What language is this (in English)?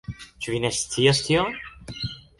Esperanto